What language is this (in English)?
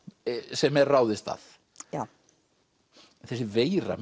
Icelandic